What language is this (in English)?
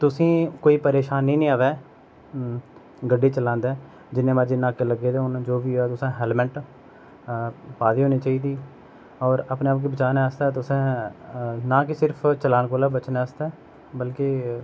Dogri